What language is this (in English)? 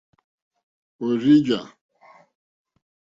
Mokpwe